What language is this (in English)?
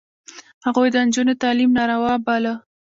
Pashto